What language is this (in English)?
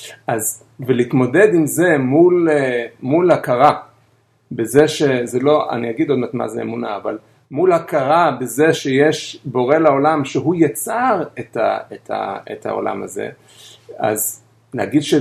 Hebrew